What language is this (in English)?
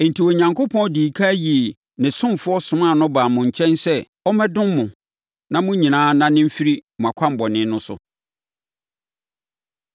Akan